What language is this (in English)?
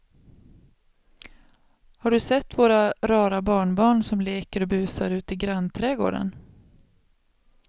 Swedish